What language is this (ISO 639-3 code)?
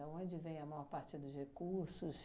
por